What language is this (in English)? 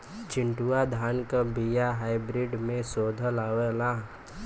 Bhojpuri